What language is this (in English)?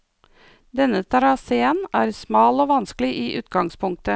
Norwegian